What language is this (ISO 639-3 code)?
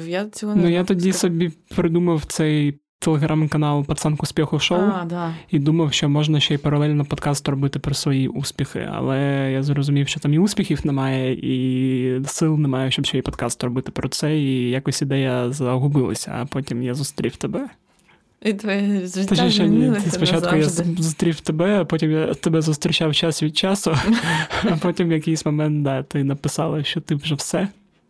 ukr